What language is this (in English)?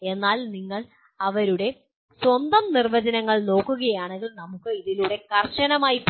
Malayalam